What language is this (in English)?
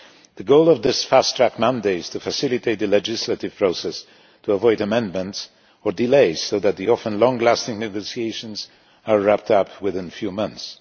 English